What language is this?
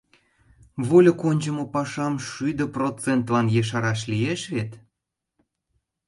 Mari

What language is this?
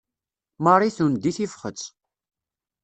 Kabyle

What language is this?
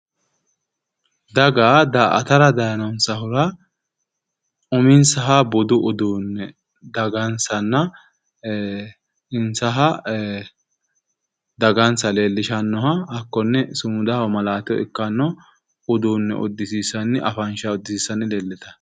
Sidamo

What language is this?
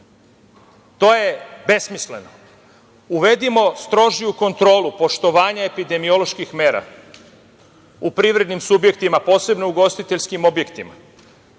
Serbian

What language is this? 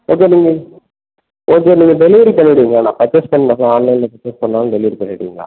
Tamil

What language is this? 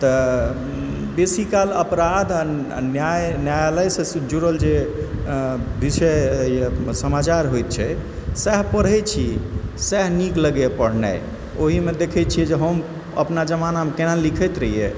Maithili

